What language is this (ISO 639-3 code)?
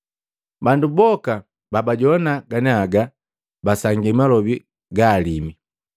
mgv